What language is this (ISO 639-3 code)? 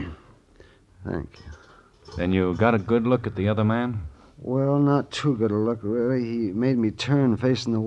eng